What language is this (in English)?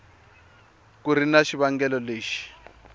Tsonga